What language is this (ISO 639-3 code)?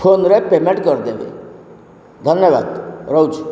ori